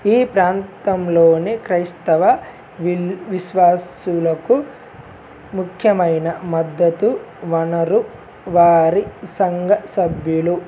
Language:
Telugu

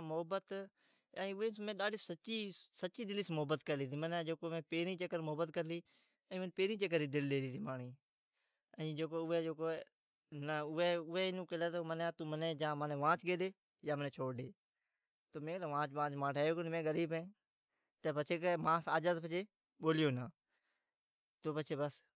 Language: Od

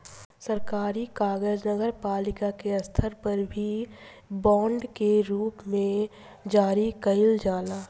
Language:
Bhojpuri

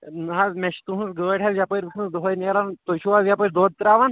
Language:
Kashmiri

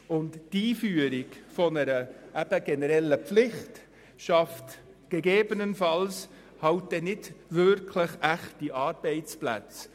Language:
Swiss German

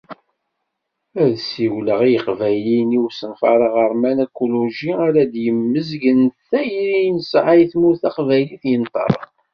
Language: Kabyle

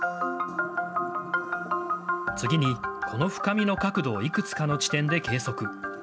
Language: Japanese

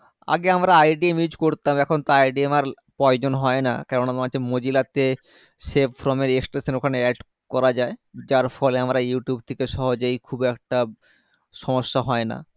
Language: Bangla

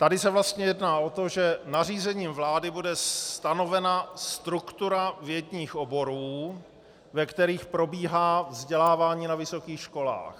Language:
Czech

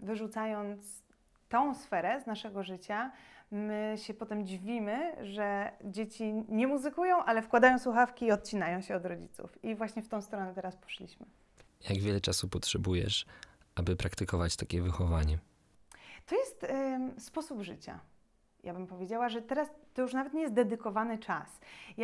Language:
Polish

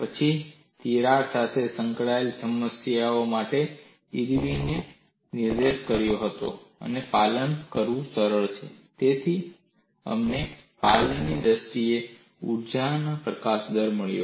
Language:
Gujarati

